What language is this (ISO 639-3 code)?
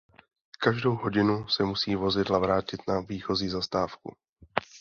ces